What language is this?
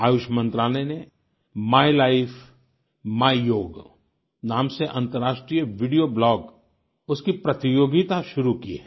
Hindi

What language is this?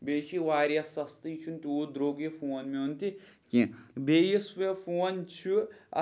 Kashmiri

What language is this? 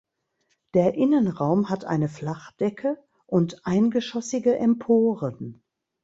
German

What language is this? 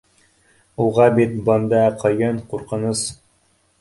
Bashkir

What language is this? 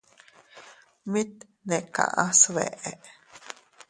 Teutila Cuicatec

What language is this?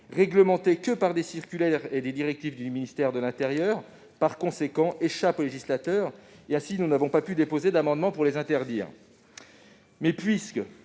French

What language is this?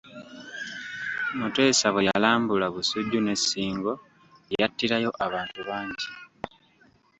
Ganda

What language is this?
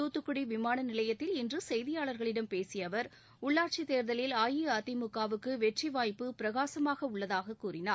Tamil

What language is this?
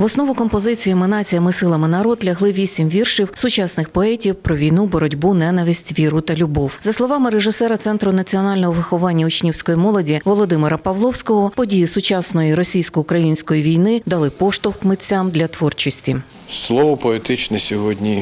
Ukrainian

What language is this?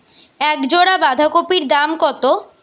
Bangla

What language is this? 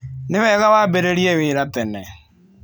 Kikuyu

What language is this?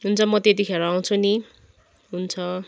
Nepali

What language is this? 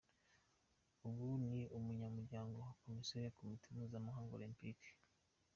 Kinyarwanda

